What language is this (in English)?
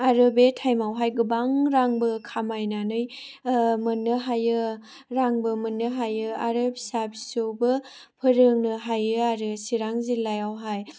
Bodo